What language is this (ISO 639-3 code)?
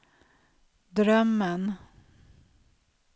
swe